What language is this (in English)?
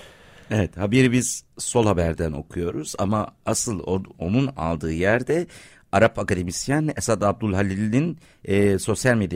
Turkish